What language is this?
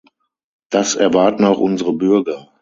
German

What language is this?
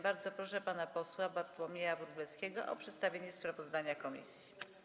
Polish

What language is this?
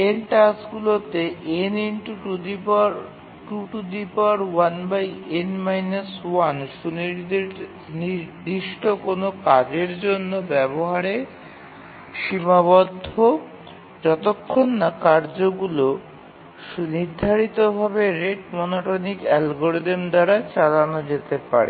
Bangla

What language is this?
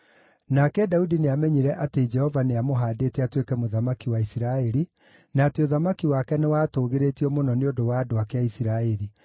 Kikuyu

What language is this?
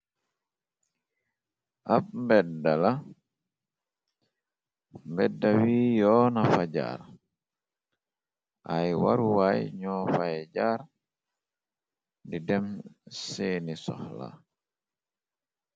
Wolof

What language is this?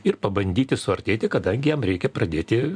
Lithuanian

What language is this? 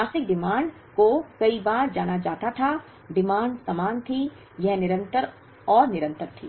Hindi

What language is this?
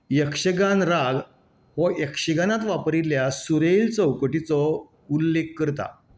Konkani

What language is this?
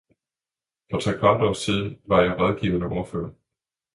Danish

